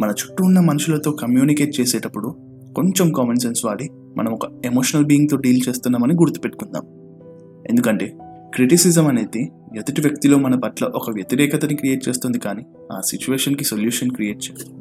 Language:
Telugu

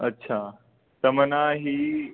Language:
Sindhi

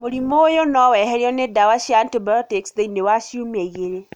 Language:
Kikuyu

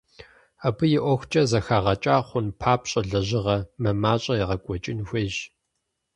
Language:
Kabardian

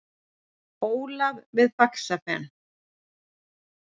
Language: Icelandic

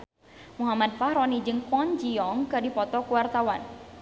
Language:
Sundanese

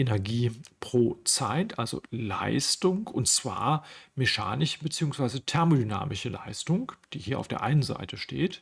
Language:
German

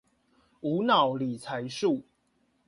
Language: Chinese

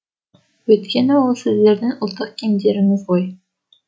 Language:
Kazakh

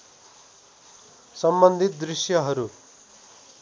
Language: Nepali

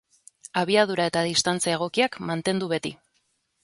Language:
Basque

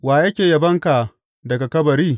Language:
Hausa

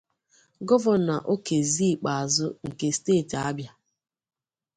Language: Igbo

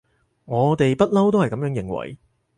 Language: Cantonese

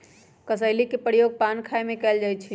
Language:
Magahi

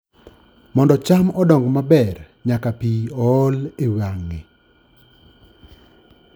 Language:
Luo (Kenya and Tanzania)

